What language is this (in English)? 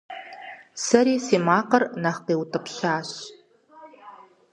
Kabardian